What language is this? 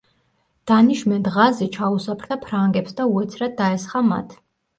Georgian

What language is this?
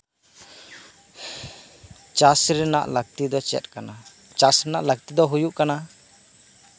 Santali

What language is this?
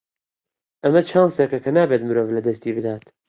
Central Kurdish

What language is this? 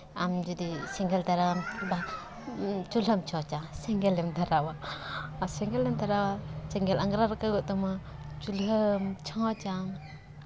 Santali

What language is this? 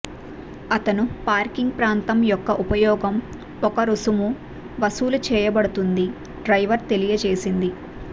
Telugu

